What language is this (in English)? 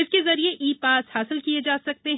Hindi